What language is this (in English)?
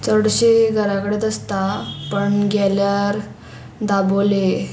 Konkani